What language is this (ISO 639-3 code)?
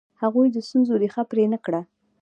pus